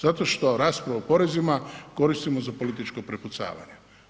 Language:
Croatian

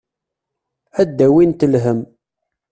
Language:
Kabyle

